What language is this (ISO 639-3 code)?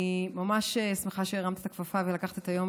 heb